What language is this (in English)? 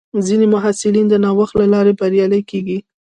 Pashto